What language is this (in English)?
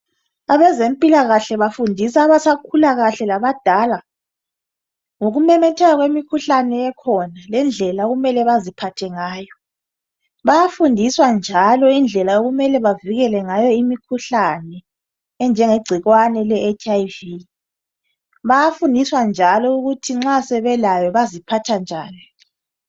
North Ndebele